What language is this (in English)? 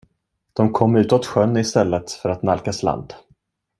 Swedish